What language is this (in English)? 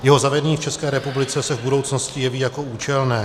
Czech